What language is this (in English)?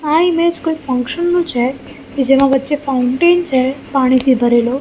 Gujarati